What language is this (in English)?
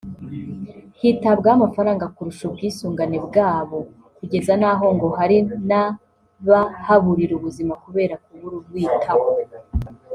Kinyarwanda